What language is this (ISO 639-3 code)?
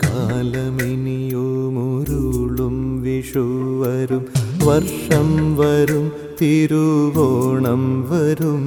mal